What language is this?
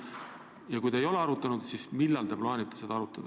Estonian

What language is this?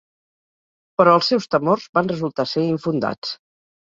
Catalan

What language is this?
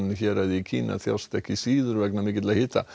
Icelandic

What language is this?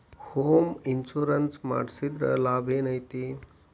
Kannada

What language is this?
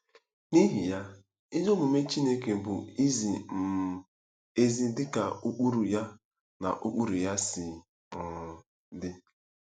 Igbo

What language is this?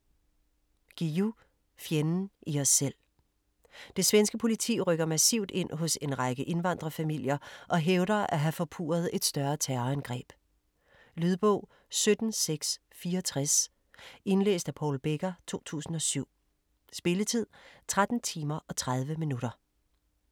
Danish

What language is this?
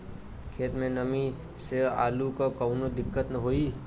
Bhojpuri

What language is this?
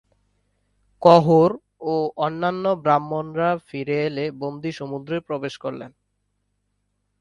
Bangla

